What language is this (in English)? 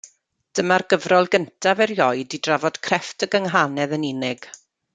Welsh